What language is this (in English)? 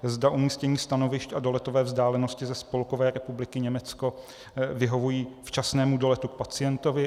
Czech